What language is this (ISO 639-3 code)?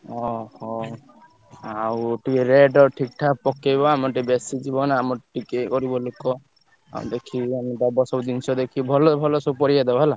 ori